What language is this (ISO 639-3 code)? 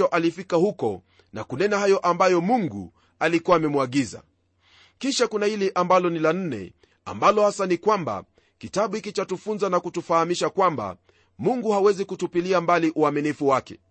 swa